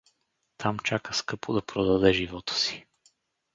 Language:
Bulgarian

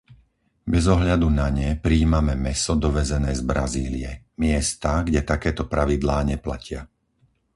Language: Slovak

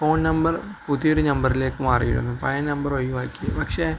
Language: Malayalam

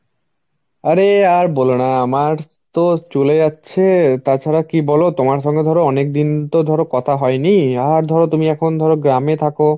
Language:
Bangla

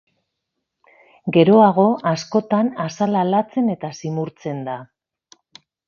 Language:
Basque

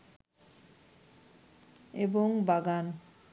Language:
Bangla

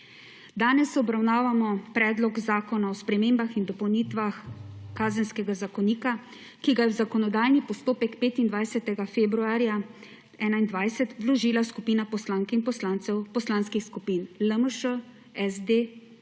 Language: Slovenian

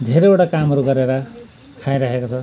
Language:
Nepali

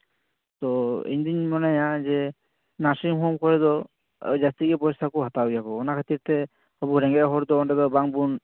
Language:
Santali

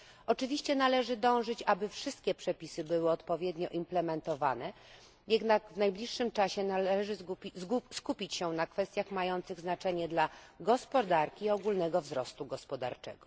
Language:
Polish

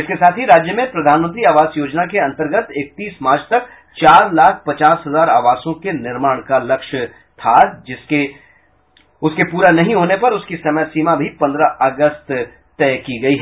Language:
Hindi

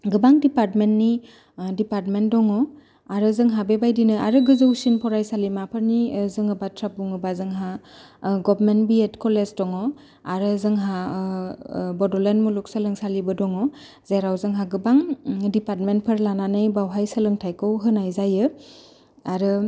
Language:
Bodo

